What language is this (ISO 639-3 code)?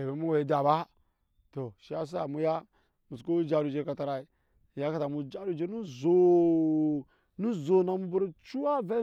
yes